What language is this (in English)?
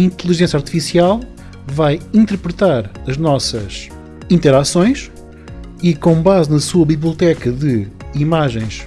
Portuguese